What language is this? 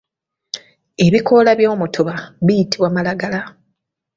Ganda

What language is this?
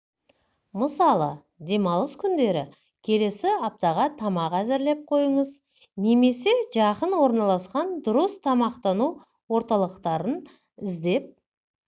Kazakh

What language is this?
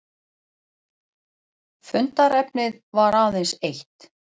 Icelandic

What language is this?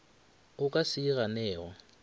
Northern Sotho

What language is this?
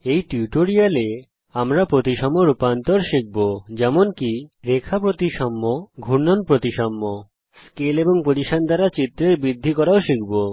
Bangla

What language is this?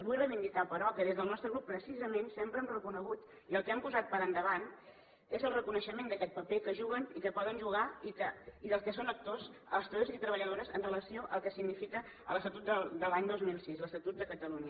Catalan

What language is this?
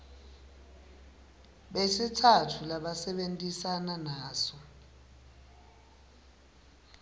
Swati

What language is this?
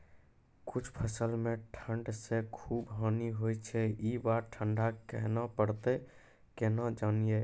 Maithili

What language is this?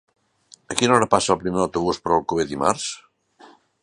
Catalan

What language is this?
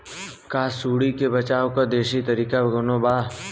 Bhojpuri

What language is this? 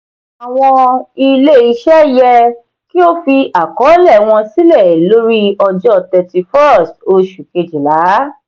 Yoruba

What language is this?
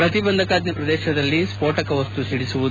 Kannada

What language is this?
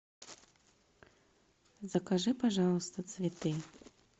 Russian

